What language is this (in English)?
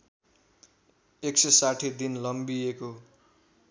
Nepali